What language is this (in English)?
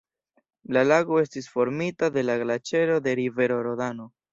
Esperanto